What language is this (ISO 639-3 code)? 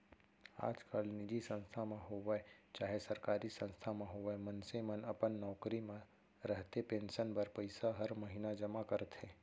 hne